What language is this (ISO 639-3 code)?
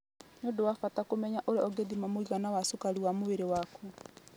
kik